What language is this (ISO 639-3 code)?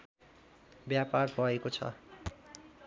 nep